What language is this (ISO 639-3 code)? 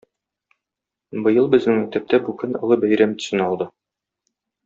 tat